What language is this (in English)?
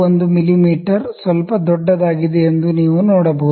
Kannada